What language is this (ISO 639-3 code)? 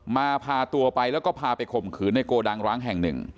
tha